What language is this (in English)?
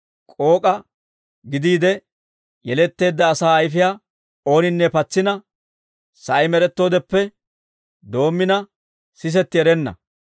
Dawro